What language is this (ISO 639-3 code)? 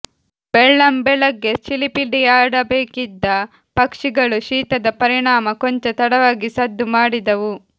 kan